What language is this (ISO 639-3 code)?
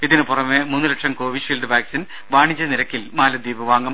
mal